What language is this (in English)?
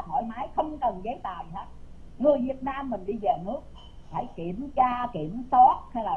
Vietnamese